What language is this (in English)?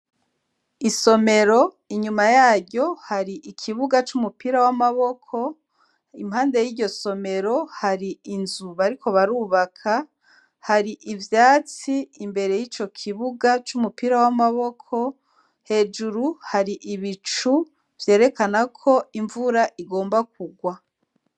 Rundi